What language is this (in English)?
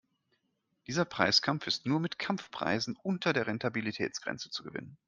German